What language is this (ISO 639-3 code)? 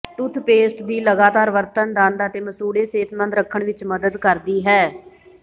pan